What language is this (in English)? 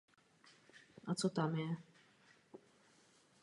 Czech